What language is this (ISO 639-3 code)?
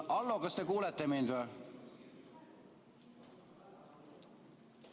est